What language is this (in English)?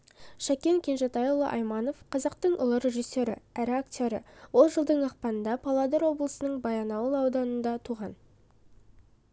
Kazakh